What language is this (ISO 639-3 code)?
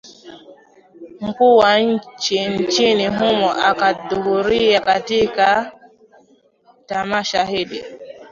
swa